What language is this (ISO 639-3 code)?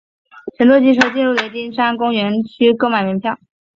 zho